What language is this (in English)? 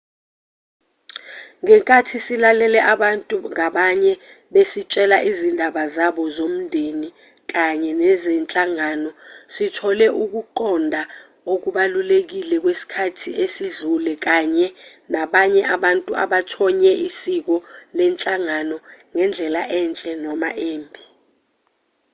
Zulu